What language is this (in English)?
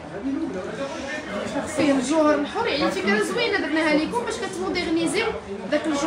Arabic